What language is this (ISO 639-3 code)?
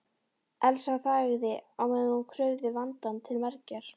isl